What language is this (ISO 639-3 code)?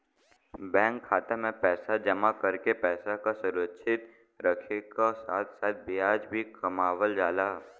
bho